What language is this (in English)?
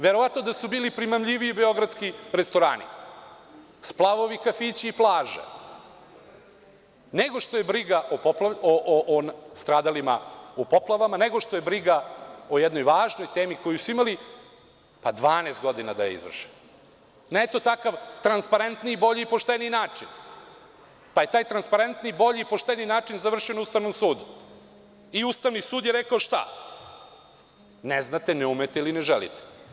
Serbian